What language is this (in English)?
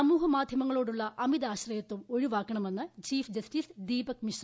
Malayalam